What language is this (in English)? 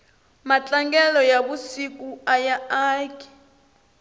Tsonga